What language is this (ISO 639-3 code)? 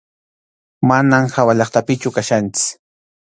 qxu